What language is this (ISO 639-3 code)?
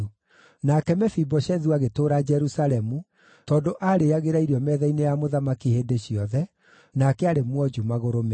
kik